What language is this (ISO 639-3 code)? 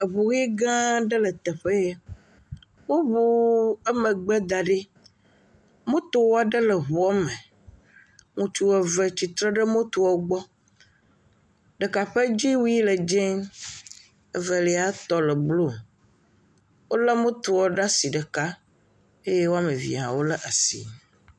ewe